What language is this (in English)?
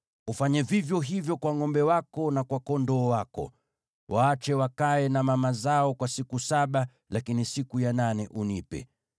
Swahili